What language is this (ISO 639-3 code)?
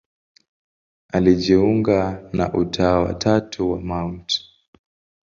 swa